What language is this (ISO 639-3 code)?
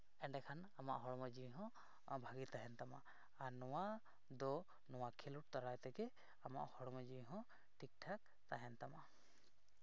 sat